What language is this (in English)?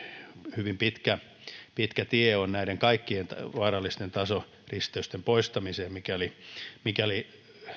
Finnish